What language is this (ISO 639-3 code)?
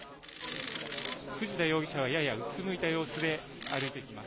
jpn